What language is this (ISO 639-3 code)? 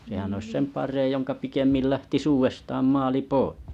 fin